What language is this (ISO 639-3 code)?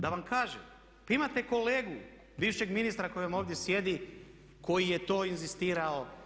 hrv